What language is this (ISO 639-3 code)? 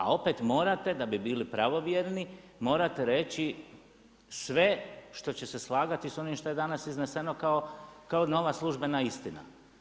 hrv